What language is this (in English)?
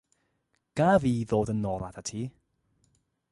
Welsh